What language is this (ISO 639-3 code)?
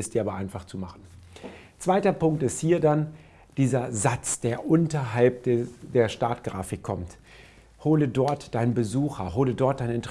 deu